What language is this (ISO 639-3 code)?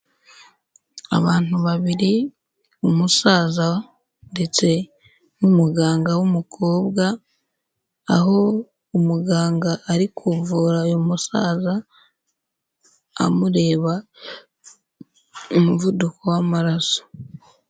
kin